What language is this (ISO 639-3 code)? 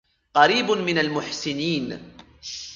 ara